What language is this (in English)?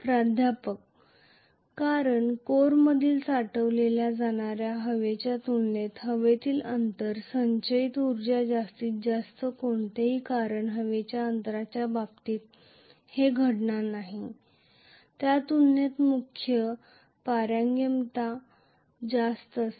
Marathi